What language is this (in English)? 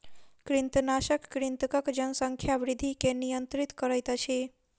Maithili